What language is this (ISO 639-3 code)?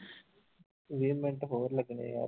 pan